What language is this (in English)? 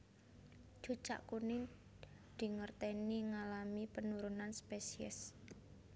Javanese